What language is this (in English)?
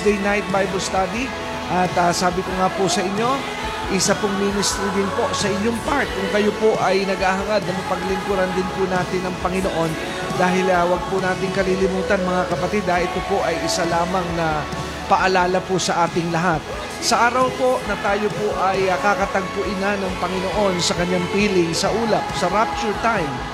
Filipino